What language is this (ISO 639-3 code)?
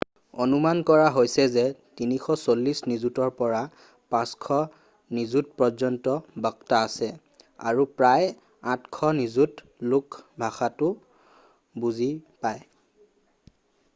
asm